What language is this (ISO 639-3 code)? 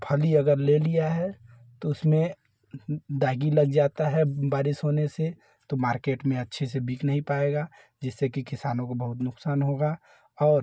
hin